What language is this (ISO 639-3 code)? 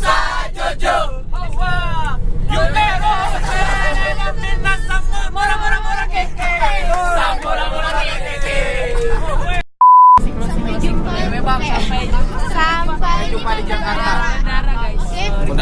ind